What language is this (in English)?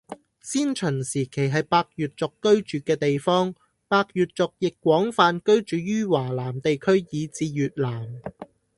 Cantonese